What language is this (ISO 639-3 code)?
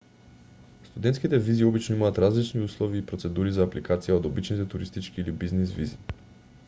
mkd